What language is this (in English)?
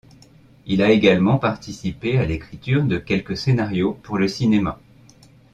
French